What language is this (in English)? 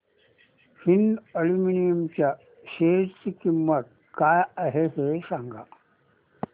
Marathi